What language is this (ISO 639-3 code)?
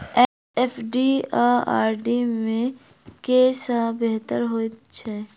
mai